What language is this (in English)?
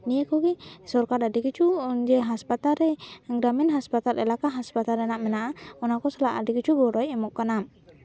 Santali